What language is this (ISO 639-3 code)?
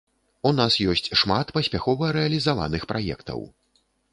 bel